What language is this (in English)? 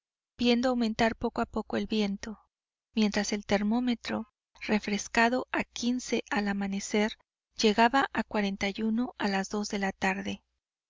Spanish